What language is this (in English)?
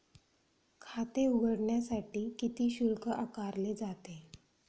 Marathi